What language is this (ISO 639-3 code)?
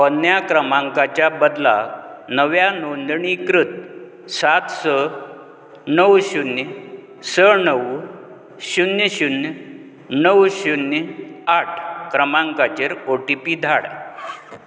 kok